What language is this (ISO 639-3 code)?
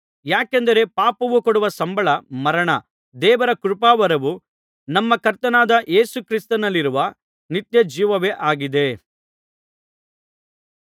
kan